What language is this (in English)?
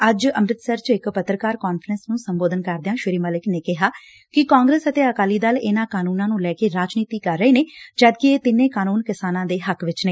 Punjabi